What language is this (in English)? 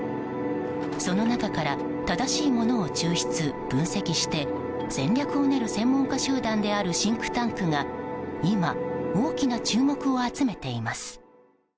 Japanese